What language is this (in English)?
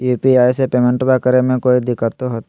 Magahi